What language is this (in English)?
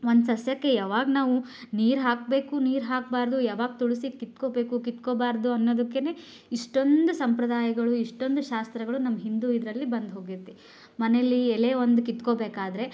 Kannada